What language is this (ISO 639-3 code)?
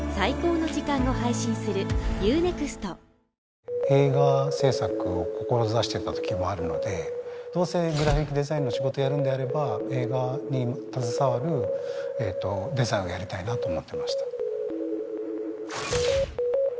jpn